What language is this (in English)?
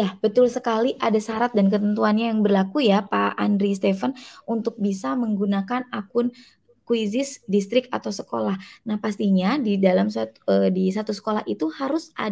Indonesian